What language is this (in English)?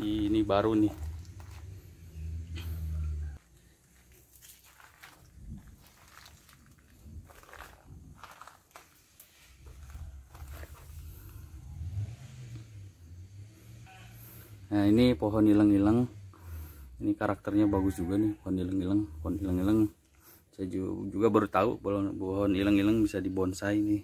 Indonesian